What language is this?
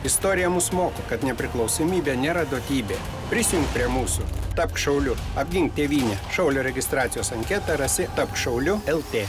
Lithuanian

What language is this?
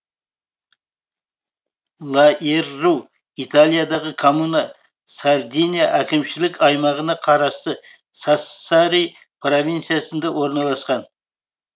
Kazakh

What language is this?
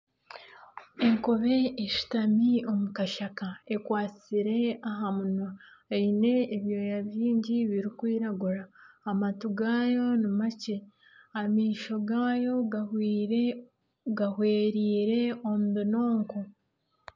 Nyankole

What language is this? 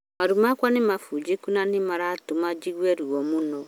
Kikuyu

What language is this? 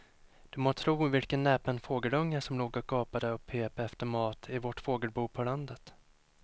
Swedish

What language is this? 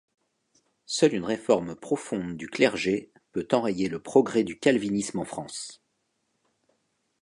French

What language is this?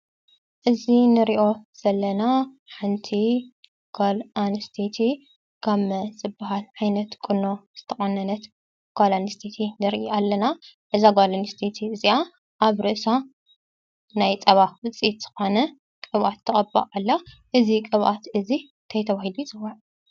Tigrinya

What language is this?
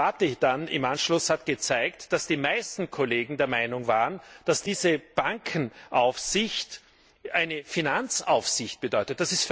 German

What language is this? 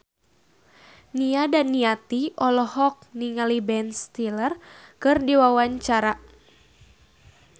Sundanese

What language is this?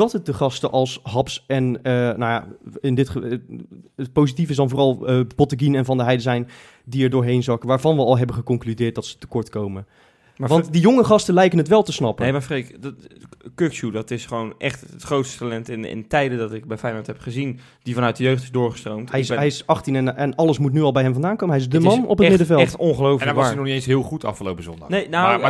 Dutch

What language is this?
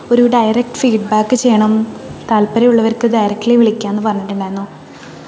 Malayalam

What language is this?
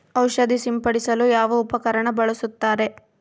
Kannada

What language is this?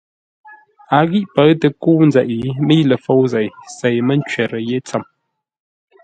Ngombale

